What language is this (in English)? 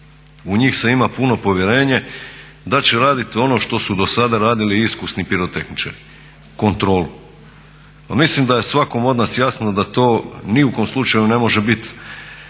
Croatian